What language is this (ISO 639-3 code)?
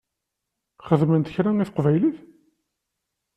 kab